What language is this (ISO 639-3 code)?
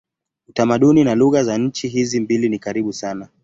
swa